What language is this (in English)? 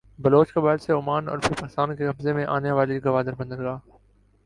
Urdu